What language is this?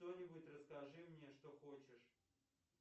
Russian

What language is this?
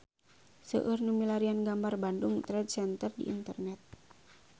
Sundanese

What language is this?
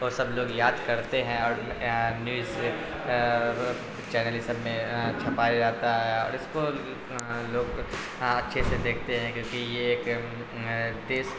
Urdu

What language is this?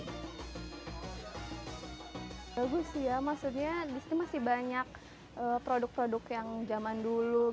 Indonesian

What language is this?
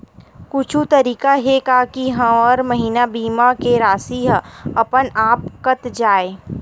Chhattisgarhi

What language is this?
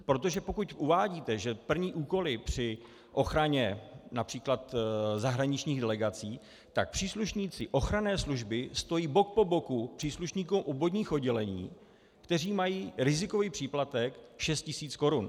Czech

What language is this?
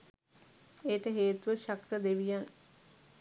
Sinhala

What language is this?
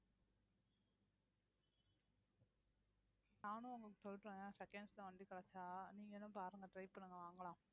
Tamil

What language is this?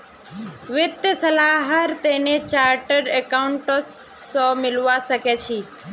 Magahi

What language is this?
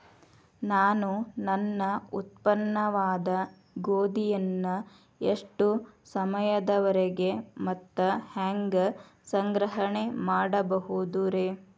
Kannada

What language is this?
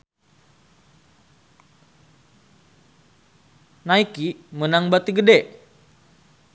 Sundanese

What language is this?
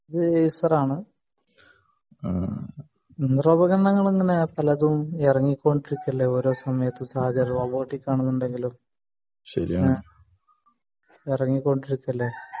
Malayalam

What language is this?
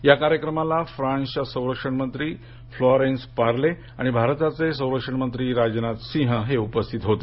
Marathi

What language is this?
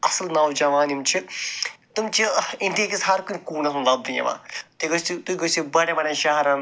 Kashmiri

